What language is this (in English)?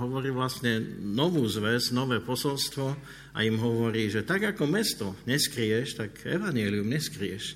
Slovak